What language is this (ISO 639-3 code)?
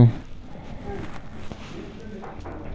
mai